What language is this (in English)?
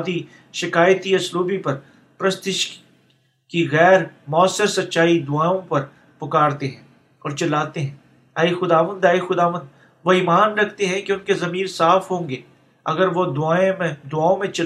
Urdu